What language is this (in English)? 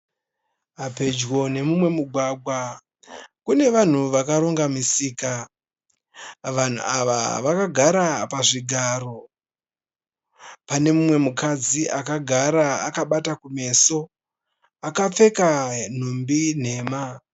Shona